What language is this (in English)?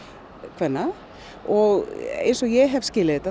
Icelandic